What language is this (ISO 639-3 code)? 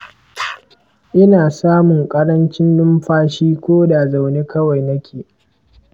hau